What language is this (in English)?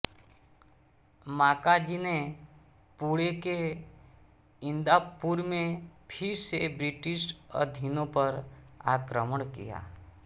Hindi